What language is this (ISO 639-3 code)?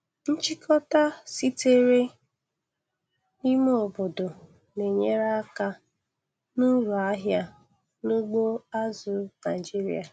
ibo